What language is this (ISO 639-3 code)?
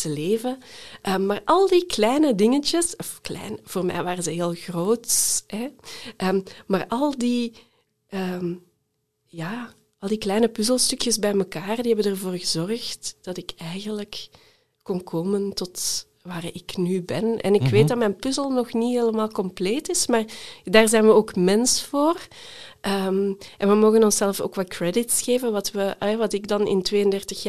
nld